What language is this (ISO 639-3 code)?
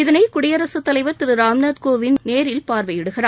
tam